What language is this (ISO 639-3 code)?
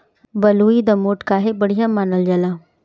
bho